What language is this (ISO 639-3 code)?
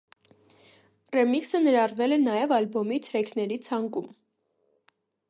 hye